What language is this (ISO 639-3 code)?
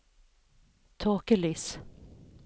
nor